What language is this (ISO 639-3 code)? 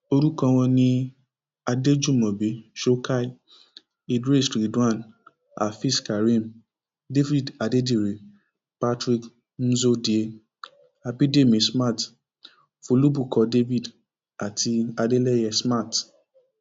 yor